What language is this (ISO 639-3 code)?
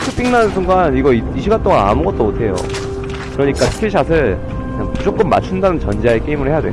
kor